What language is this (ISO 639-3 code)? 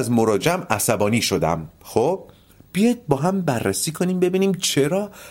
fas